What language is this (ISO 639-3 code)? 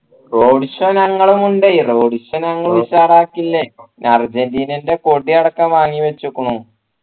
mal